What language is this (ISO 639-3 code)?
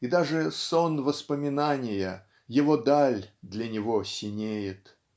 rus